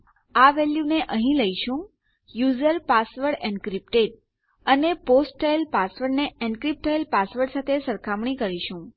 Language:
Gujarati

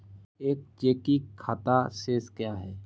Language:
Hindi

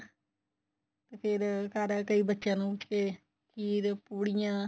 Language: Punjabi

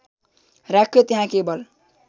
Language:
Nepali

